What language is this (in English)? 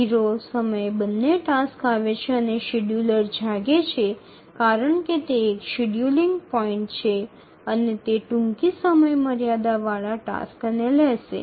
Gujarati